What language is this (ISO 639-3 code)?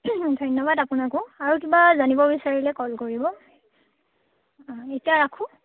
asm